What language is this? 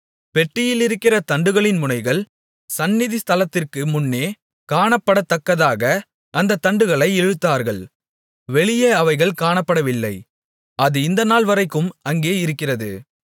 Tamil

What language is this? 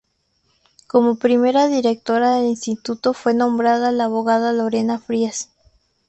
Spanish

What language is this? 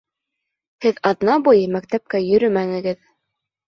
Bashkir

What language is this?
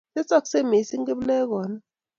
Kalenjin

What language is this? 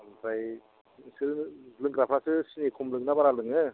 Bodo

